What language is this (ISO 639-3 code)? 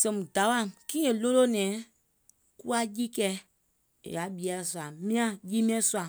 gol